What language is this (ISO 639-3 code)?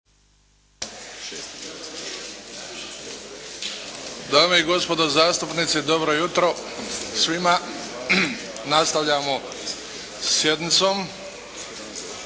hrv